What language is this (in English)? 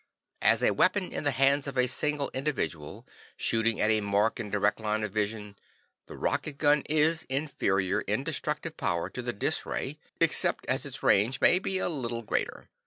English